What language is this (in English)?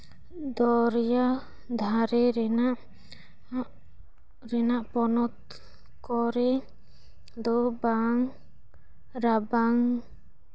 Santali